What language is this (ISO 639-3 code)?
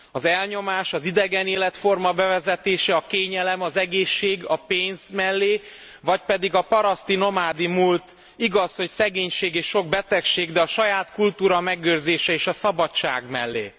hun